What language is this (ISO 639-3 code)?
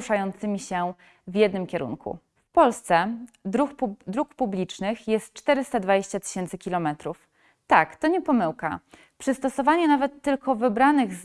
pol